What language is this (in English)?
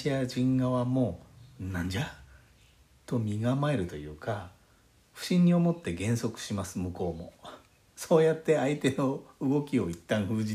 Japanese